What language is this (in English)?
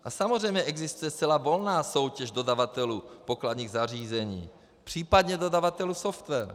Czech